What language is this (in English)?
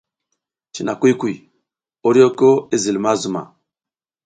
South Giziga